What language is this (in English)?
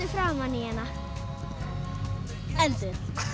Icelandic